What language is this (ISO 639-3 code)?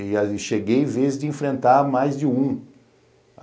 por